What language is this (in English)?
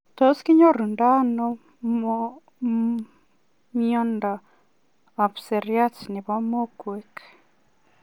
Kalenjin